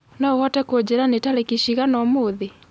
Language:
Kikuyu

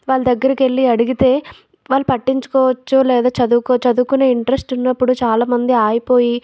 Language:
Telugu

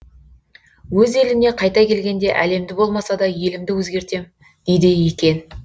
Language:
Kazakh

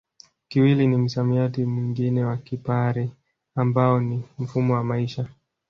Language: Swahili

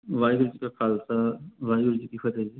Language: Punjabi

